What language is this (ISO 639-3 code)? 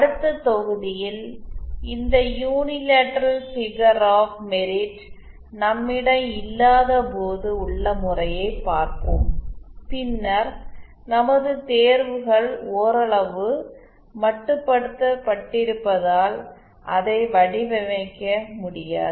tam